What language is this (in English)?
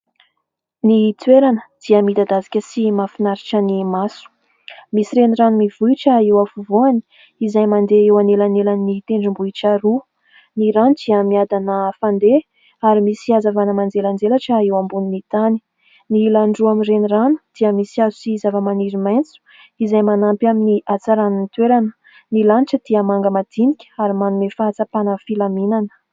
Malagasy